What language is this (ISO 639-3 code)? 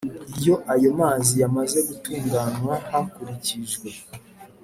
kin